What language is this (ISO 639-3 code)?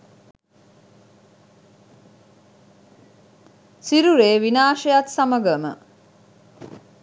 sin